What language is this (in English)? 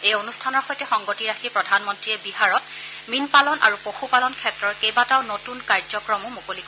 Assamese